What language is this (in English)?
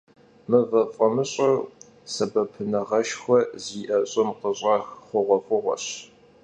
Kabardian